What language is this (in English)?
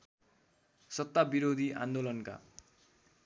Nepali